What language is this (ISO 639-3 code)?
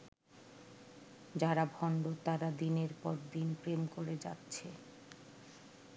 ben